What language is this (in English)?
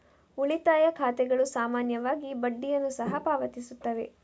Kannada